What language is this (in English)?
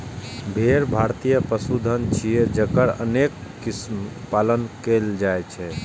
Maithili